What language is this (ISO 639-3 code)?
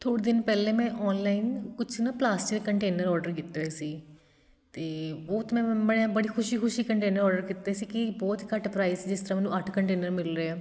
pan